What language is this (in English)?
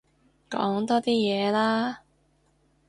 Cantonese